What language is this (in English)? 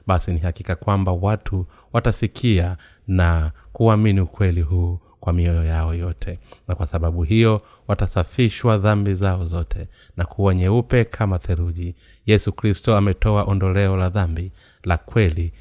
Swahili